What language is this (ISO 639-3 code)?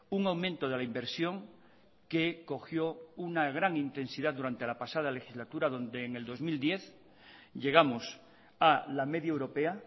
spa